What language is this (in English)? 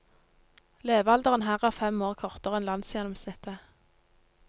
Norwegian